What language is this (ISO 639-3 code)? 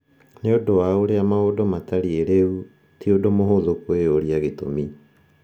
kik